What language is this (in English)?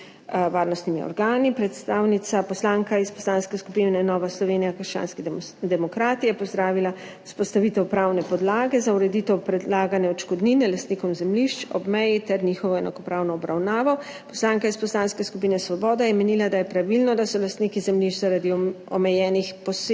Slovenian